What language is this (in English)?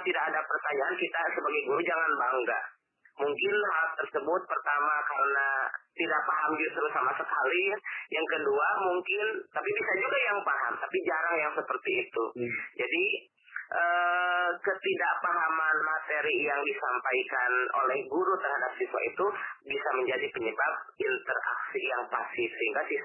Indonesian